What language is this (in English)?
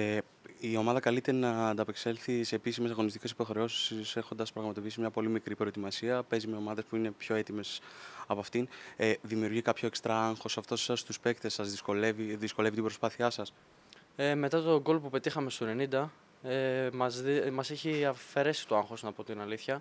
Greek